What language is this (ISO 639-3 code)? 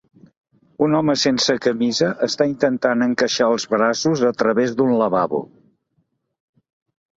cat